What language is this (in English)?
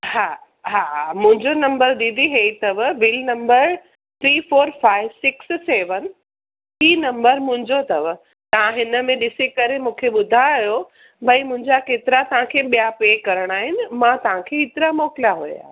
Sindhi